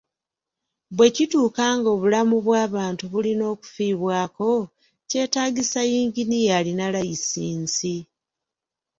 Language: Ganda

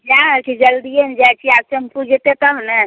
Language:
Maithili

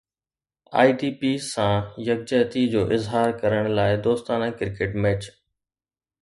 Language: Sindhi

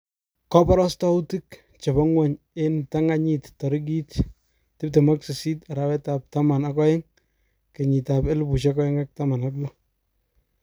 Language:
Kalenjin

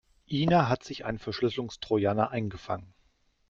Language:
German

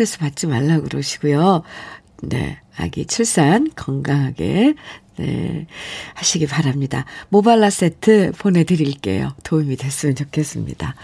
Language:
Korean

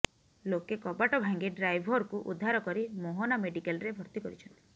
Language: Odia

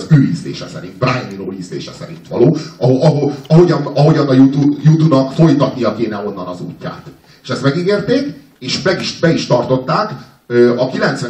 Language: Hungarian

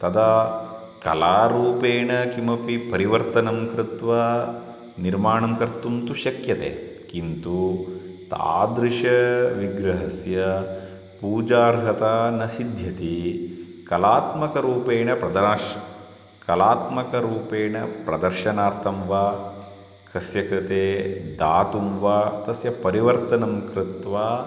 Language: Sanskrit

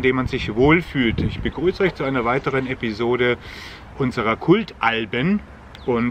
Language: German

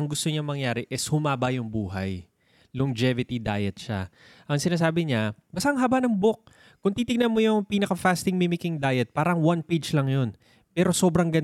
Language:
Filipino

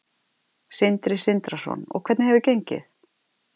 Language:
Icelandic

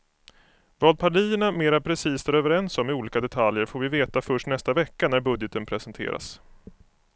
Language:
Swedish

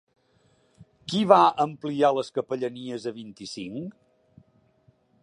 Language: Catalan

